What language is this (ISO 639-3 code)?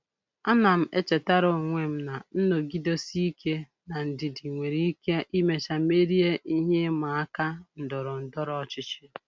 ibo